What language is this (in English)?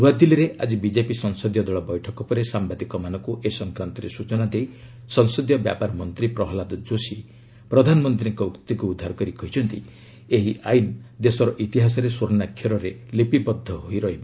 Odia